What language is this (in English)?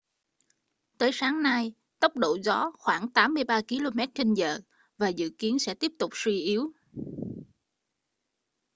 Vietnamese